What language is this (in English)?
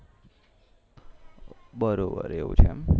Gujarati